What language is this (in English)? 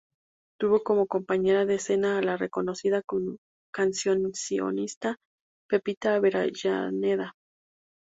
Spanish